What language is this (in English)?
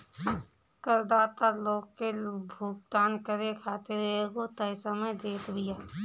Bhojpuri